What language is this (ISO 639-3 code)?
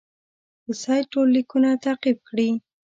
pus